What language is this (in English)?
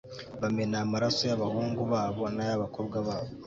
Kinyarwanda